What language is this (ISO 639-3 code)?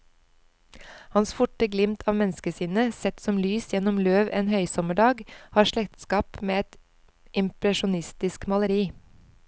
nor